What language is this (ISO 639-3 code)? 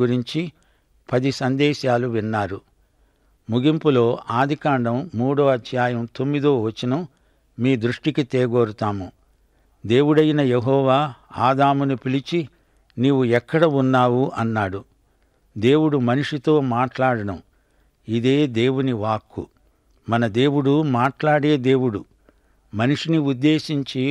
tel